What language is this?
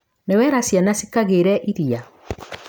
Kikuyu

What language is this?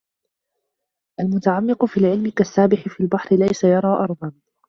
Arabic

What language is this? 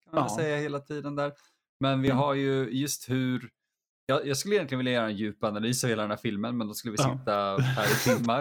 Swedish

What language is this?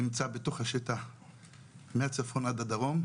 Hebrew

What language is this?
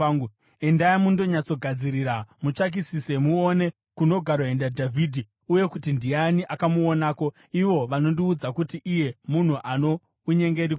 Shona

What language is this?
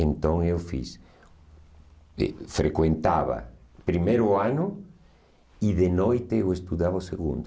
Portuguese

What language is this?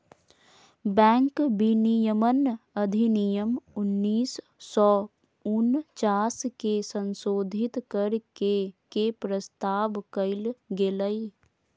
Magahi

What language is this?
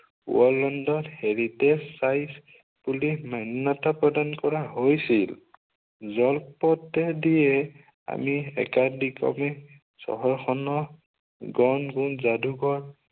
Assamese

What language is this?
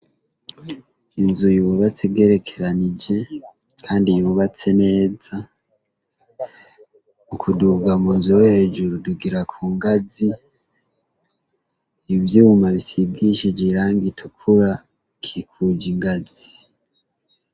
Rundi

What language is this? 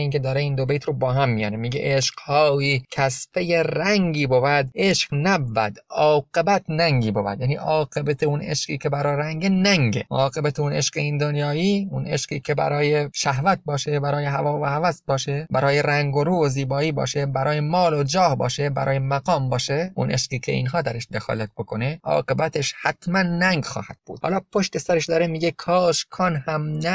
Persian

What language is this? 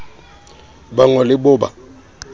Southern Sotho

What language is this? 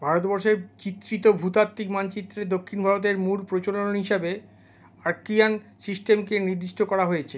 Bangla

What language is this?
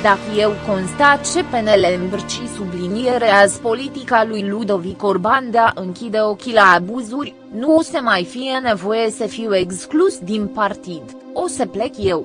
Romanian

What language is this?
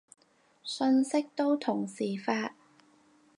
Cantonese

